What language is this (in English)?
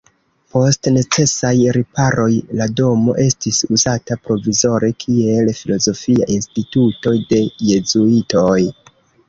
Esperanto